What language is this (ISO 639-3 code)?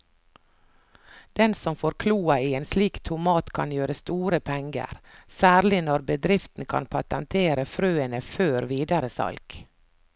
nor